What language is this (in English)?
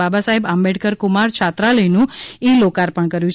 Gujarati